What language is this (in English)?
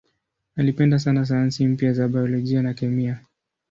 Swahili